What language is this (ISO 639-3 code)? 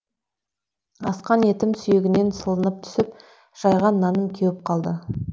kaz